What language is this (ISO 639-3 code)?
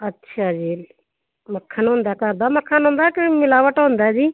pan